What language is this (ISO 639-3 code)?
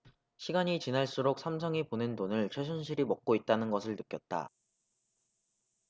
kor